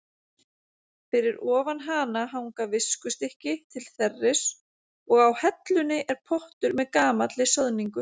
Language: Icelandic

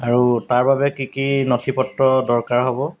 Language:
Assamese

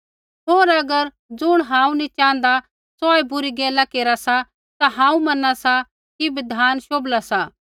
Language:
Kullu Pahari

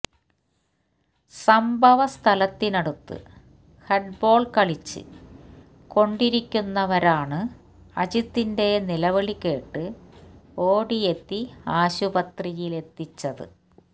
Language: Malayalam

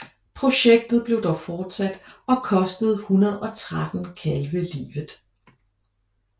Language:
Danish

